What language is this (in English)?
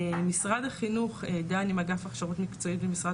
Hebrew